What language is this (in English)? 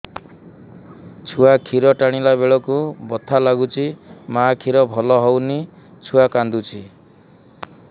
Odia